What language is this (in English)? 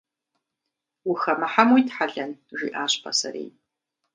Kabardian